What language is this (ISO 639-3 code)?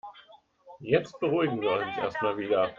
deu